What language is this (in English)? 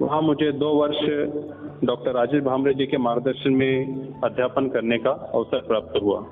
Hindi